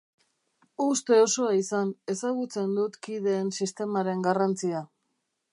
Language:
Basque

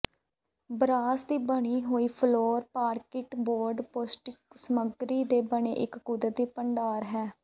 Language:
Punjabi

